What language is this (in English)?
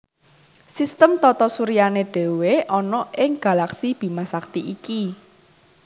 Javanese